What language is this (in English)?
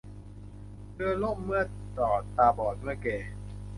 Thai